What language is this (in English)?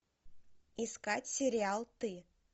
Russian